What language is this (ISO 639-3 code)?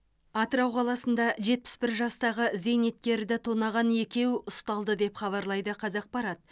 kaz